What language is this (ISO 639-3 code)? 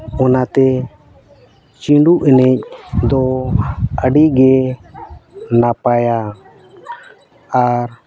sat